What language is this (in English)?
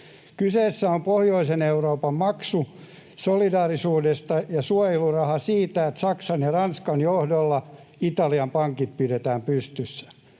Finnish